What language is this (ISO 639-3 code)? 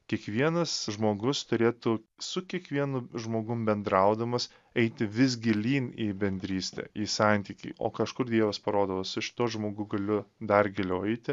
lit